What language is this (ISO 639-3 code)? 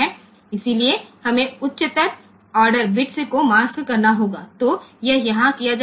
guj